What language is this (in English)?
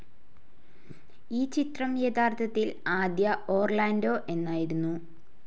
Malayalam